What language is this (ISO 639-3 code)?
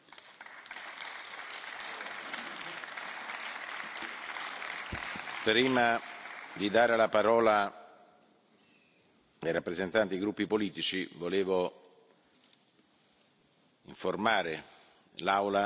ita